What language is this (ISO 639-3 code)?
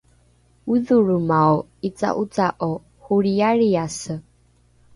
dru